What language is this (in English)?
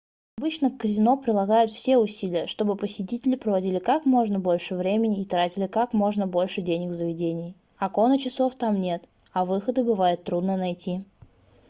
Russian